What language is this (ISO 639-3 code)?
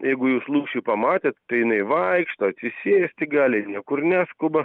lit